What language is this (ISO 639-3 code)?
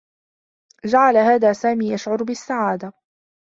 ara